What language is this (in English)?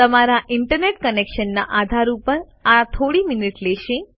Gujarati